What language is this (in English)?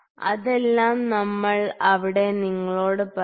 Malayalam